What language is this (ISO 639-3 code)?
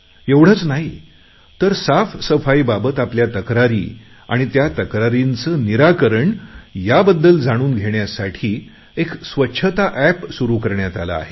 mar